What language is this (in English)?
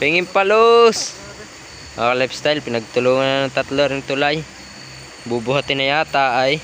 Filipino